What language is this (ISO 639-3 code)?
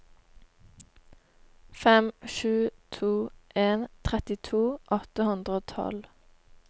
nor